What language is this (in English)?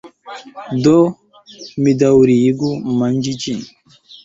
Esperanto